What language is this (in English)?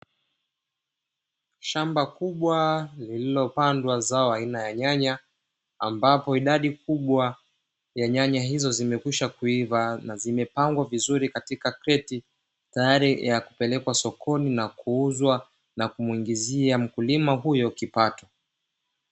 Swahili